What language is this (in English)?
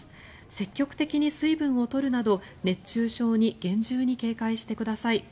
Japanese